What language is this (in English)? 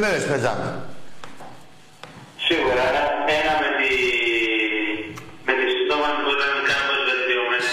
Greek